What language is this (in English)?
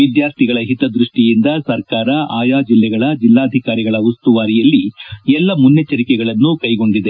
Kannada